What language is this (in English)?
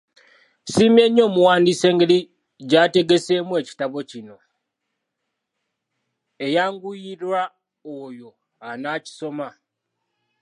Ganda